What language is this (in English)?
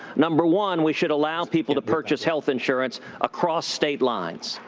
English